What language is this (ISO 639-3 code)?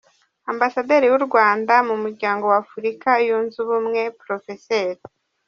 kin